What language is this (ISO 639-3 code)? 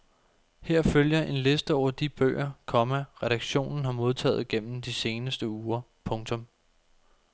dan